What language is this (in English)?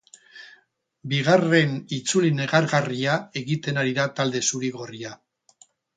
Basque